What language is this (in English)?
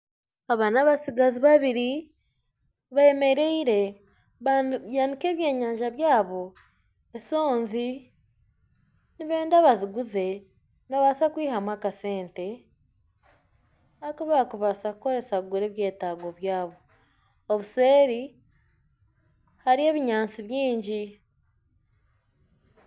Nyankole